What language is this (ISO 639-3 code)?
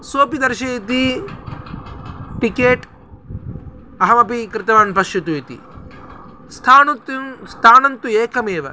san